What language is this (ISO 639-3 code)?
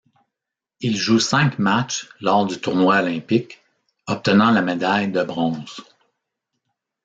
fra